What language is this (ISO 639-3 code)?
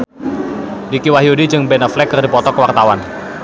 sun